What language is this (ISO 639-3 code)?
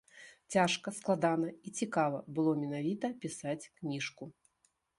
bel